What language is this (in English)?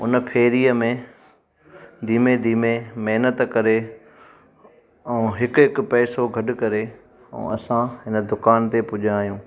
Sindhi